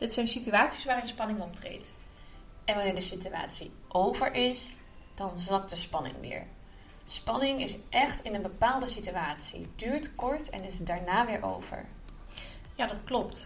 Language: Dutch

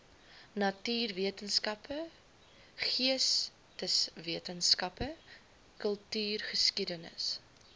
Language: Afrikaans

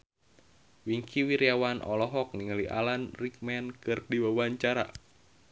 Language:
Sundanese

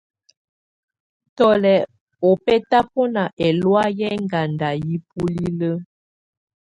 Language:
Tunen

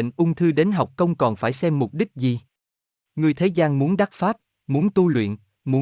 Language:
Vietnamese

